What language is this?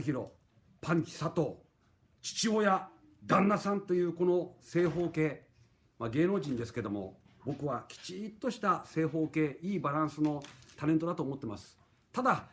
Japanese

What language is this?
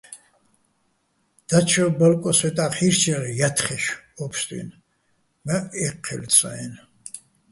Bats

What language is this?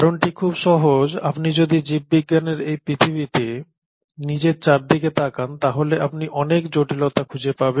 Bangla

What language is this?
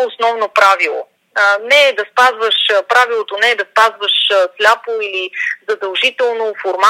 Bulgarian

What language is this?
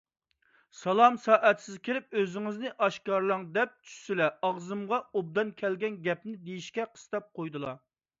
Uyghur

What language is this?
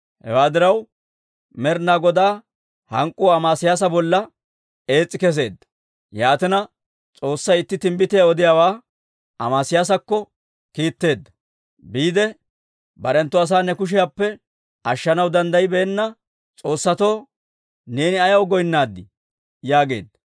Dawro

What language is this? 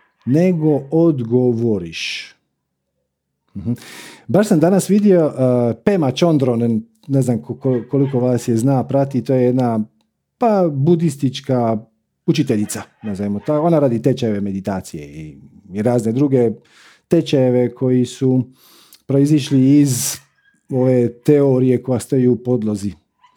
Croatian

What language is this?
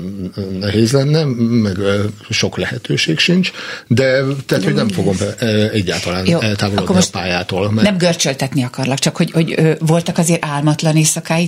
Hungarian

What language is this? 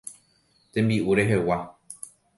Guarani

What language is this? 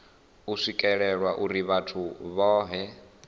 Venda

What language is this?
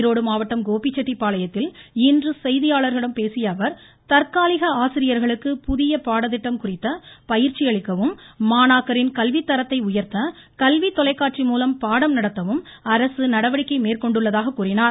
Tamil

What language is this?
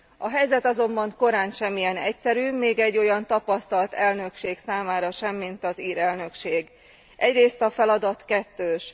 Hungarian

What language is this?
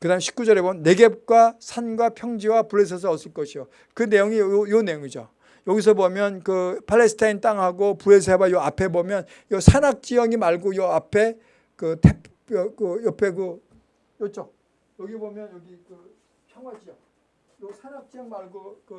Korean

